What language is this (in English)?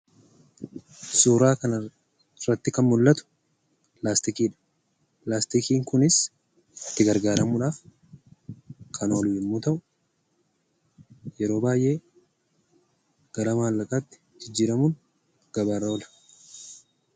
Oromo